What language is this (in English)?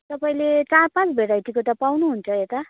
Nepali